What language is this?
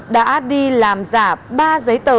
Vietnamese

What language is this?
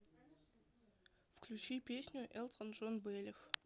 Russian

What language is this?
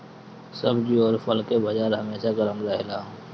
Bhojpuri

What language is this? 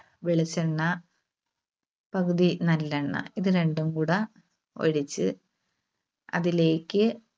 Malayalam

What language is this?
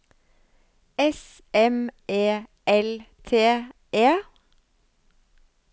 Norwegian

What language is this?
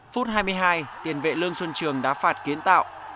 Vietnamese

